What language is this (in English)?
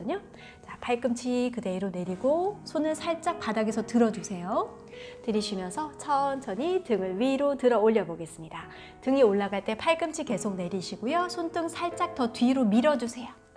Korean